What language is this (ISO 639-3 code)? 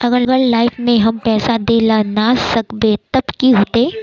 mag